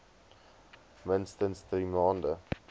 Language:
Afrikaans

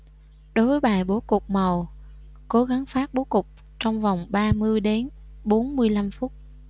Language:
Vietnamese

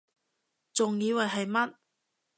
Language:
Cantonese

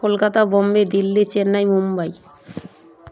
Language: Bangla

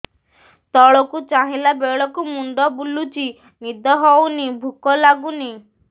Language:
Odia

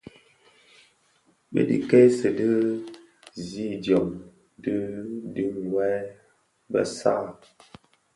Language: Bafia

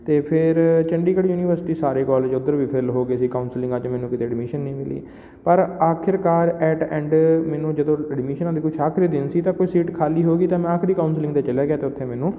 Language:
Punjabi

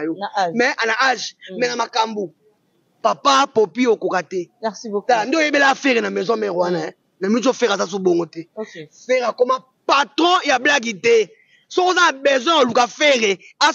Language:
French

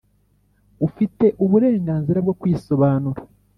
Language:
Kinyarwanda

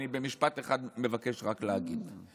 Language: Hebrew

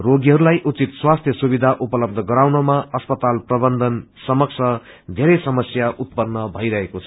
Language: Nepali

